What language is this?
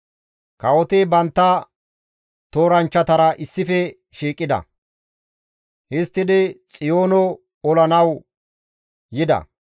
Gamo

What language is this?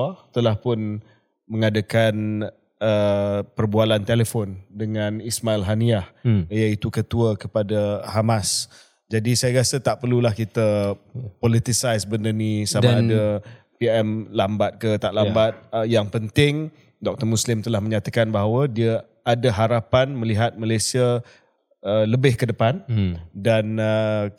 Malay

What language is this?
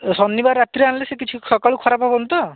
Odia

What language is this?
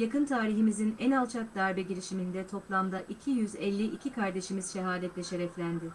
Turkish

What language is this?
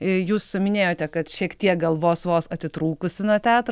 Lithuanian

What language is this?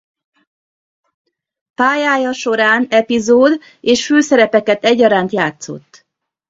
Hungarian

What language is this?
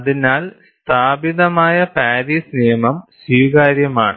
Malayalam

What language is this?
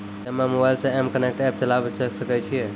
Maithili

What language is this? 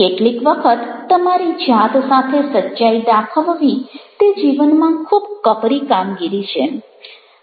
Gujarati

